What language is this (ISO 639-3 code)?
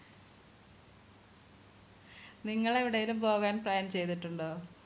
mal